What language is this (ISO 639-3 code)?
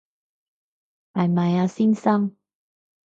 yue